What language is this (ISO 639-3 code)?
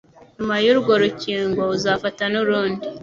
kin